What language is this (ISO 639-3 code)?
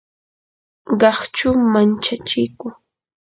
qur